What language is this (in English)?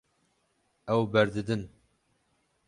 Kurdish